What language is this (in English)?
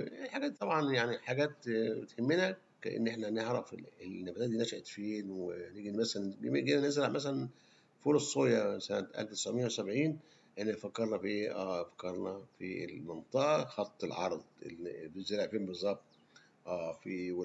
Arabic